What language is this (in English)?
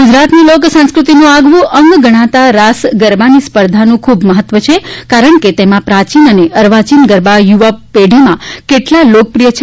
Gujarati